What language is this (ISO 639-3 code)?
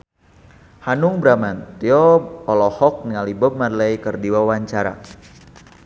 sun